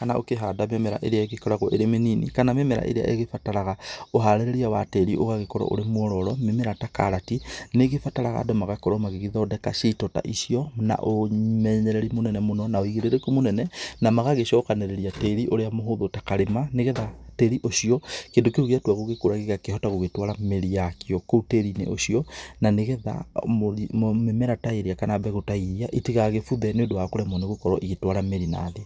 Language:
Kikuyu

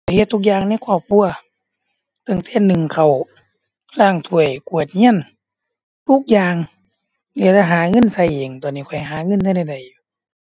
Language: Thai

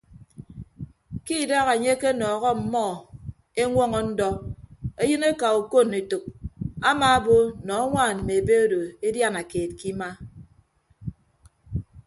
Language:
Ibibio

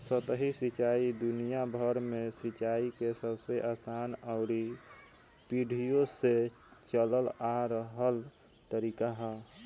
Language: Bhojpuri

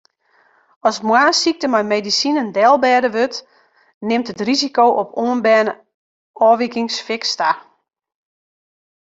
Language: Western Frisian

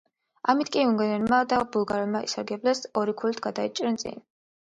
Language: Georgian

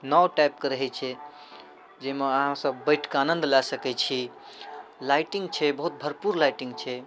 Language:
Maithili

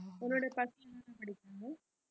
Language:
Tamil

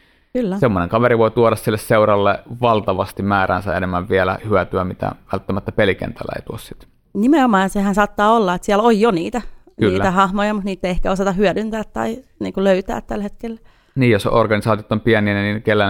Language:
Finnish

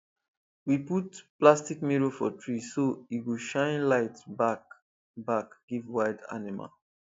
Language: Nigerian Pidgin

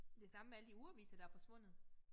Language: Danish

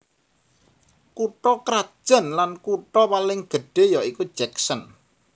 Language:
Javanese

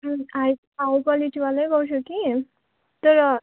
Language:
Nepali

